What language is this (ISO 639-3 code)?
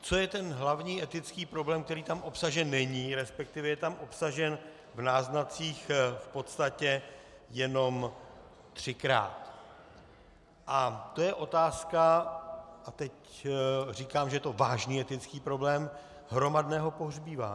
ces